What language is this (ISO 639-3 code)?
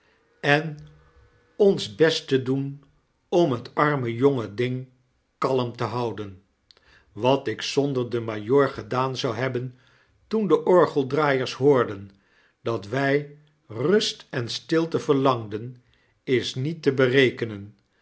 nld